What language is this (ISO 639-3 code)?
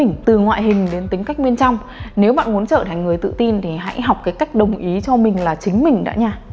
vie